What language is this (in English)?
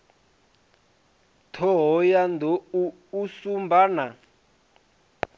Venda